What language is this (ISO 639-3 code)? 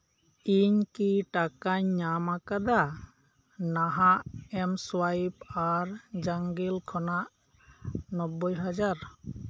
sat